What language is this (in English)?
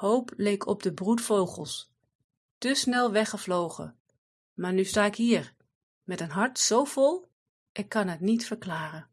Dutch